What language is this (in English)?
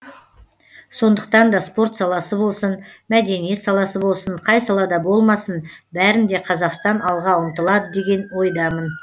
Kazakh